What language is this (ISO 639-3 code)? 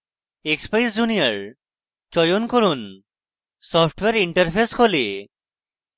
ben